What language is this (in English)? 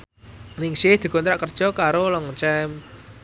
Javanese